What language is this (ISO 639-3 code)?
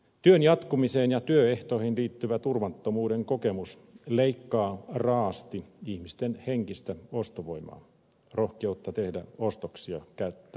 fin